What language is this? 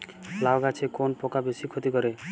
Bangla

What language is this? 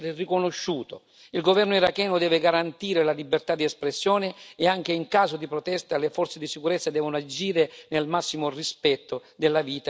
Italian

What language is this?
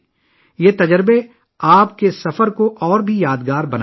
Urdu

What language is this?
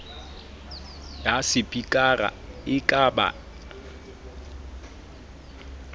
Southern Sotho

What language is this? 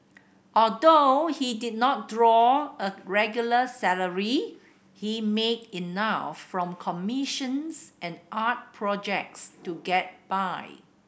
English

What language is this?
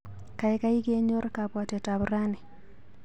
Kalenjin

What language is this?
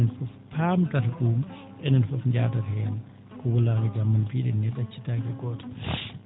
Fula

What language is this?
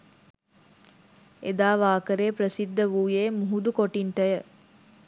Sinhala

